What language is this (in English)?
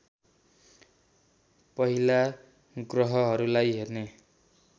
Nepali